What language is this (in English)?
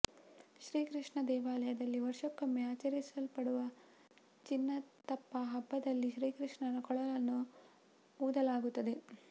Kannada